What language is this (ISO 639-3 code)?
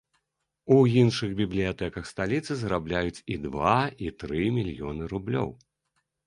bel